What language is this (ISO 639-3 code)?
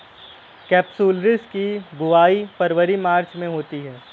hin